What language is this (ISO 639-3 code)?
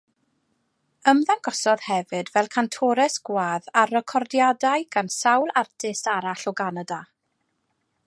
cym